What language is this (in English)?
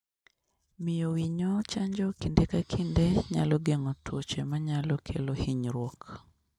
Luo (Kenya and Tanzania)